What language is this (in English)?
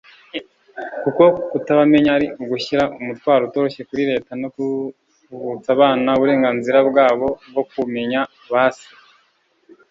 Kinyarwanda